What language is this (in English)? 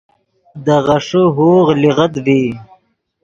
Yidgha